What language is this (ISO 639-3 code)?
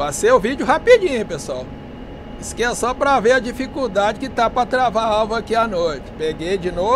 por